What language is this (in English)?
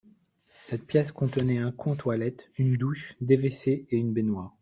French